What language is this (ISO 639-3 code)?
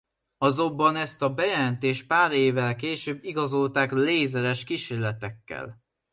hun